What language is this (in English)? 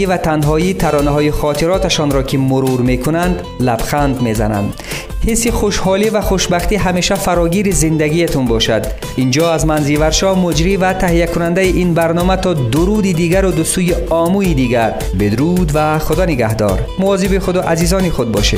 Persian